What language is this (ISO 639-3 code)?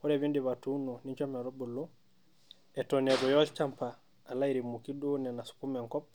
mas